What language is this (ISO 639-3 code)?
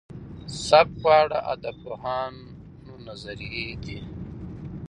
pus